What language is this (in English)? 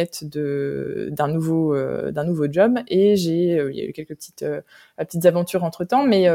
French